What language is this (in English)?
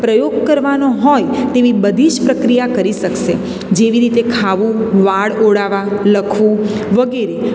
Gujarati